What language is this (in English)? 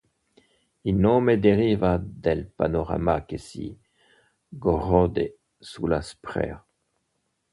Italian